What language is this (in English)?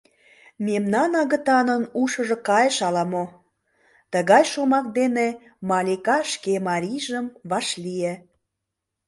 Mari